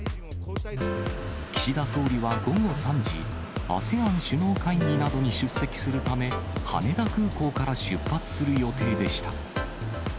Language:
Japanese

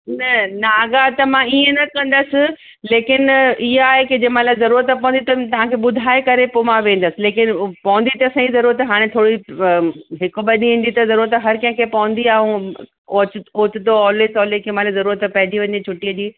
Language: Sindhi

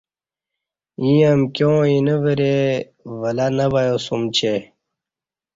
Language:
Kati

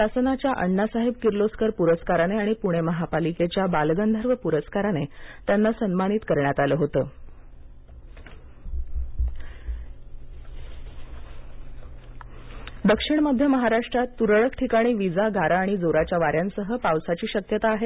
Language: Marathi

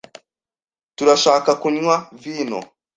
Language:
Kinyarwanda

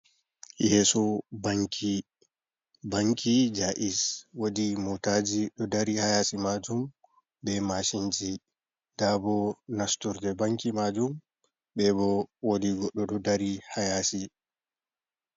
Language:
Fula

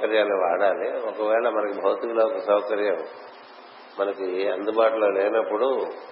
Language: Telugu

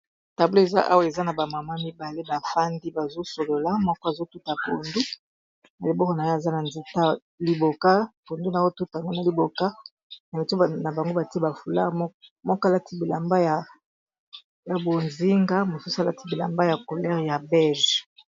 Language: Lingala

